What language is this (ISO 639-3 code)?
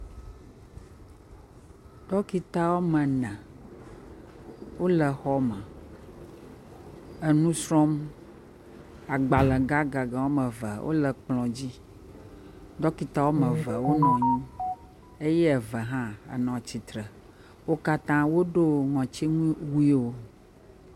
ewe